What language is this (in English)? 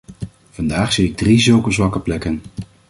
Dutch